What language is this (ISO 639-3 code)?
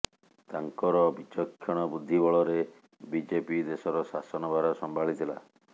ori